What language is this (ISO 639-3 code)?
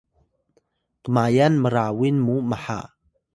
tay